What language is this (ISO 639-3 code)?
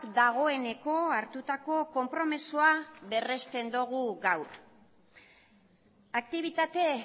eus